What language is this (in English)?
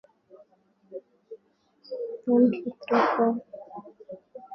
Swahili